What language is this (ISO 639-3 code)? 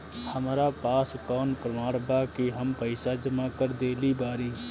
bho